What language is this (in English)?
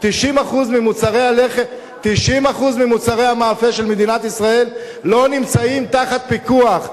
Hebrew